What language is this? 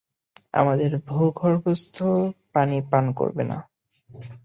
Bangla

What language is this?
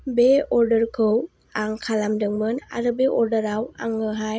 Bodo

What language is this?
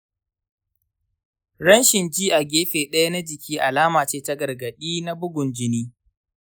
Hausa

